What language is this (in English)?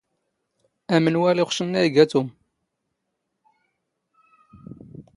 Standard Moroccan Tamazight